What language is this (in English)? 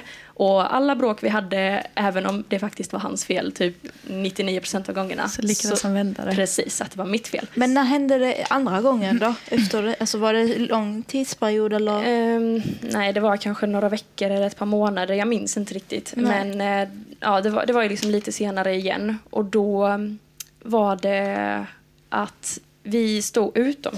Swedish